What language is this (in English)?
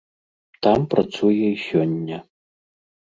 Belarusian